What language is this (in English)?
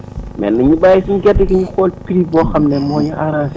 Wolof